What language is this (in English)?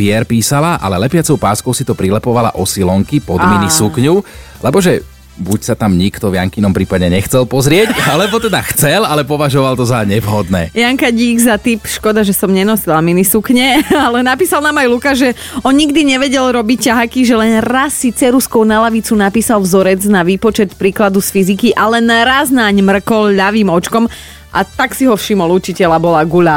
Slovak